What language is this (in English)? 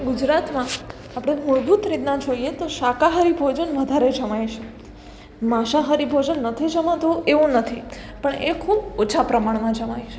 Gujarati